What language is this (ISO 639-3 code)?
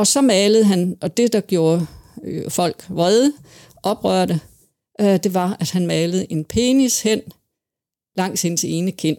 dan